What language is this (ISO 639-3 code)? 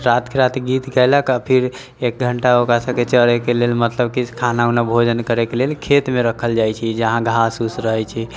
mai